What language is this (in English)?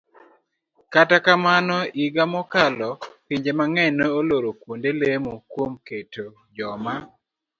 Luo (Kenya and Tanzania)